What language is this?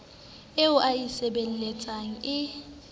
Southern Sotho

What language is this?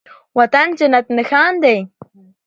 Pashto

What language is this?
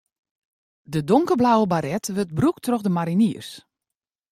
Western Frisian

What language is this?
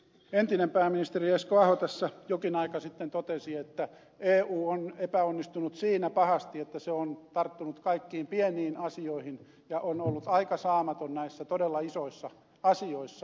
Finnish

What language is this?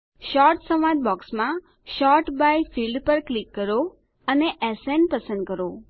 Gujarati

